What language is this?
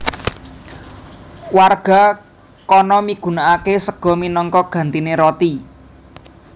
Javanese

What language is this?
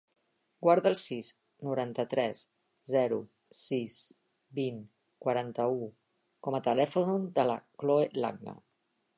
Catalan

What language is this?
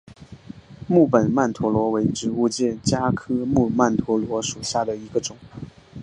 Chinese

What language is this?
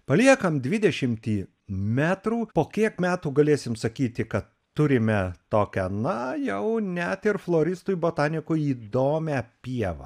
Lithuanian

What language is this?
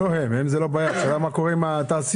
Hebrew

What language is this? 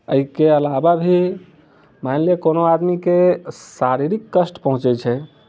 Maithili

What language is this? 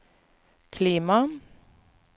Norwegian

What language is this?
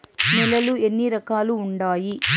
Telugu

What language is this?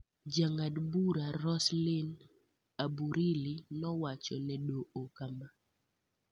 Luo (Kenya and Tanzania)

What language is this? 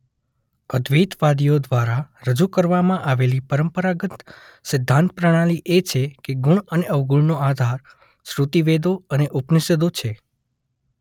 Gujarati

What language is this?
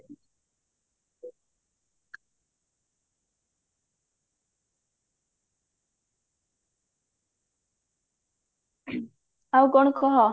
Odia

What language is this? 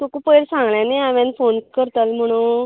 Konkani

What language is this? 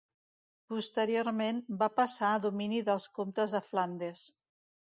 Catalan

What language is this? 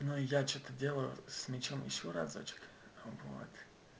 Russian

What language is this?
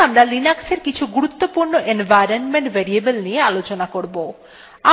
Bangla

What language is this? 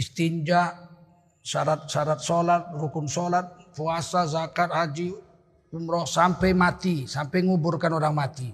Indonesian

